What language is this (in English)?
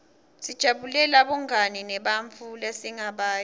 Swati